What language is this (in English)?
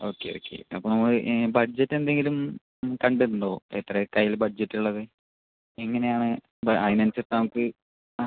Malayalam